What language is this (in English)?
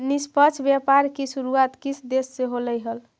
Magahi